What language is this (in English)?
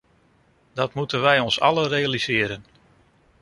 Dutch